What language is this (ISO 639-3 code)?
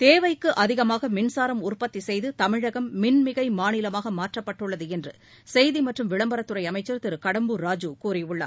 tam